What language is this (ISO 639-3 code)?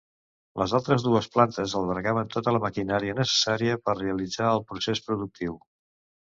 cat